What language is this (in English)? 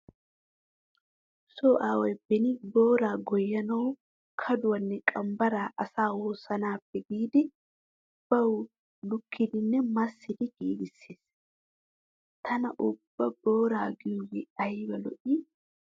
Wolaytta